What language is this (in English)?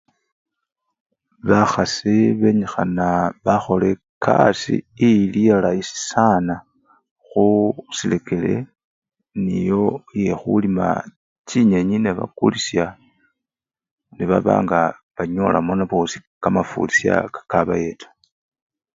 Luyia